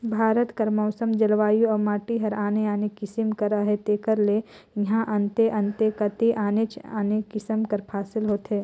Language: Chhattisgarhi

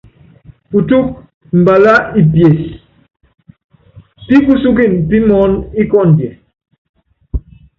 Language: Yangben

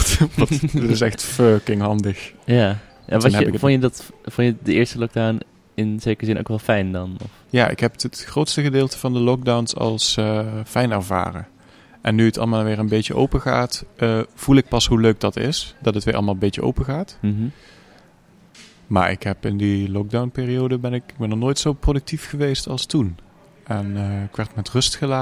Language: Dutch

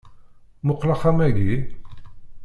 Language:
Kabyle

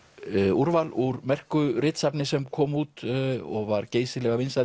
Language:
Icelandic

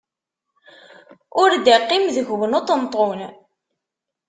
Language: Kabyle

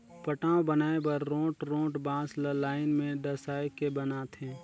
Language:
Chhattisgarhi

